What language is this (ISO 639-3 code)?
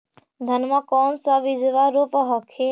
mag